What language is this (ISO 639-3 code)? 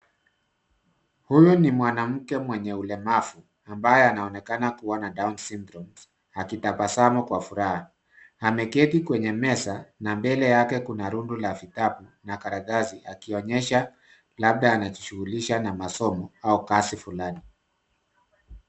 swa